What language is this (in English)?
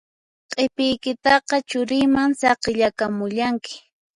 Puno Quechua